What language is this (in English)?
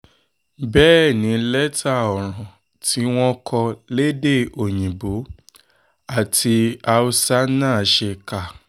Yoruba